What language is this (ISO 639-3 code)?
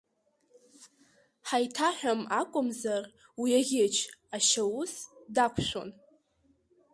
abk